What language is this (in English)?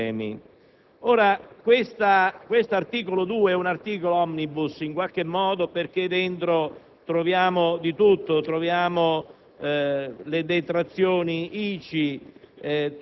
Italian